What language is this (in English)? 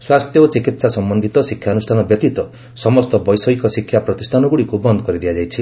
Odia